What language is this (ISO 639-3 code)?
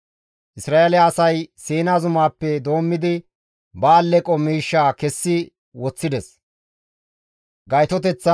gmv